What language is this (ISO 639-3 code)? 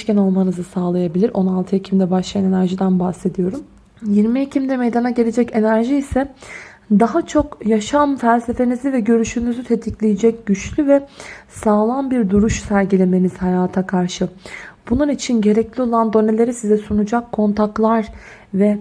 tur